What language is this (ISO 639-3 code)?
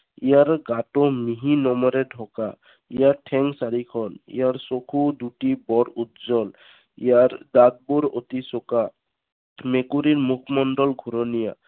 asm